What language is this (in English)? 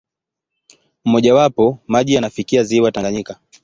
Swahili